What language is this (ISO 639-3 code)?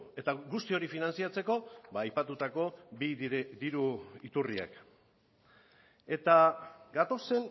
eus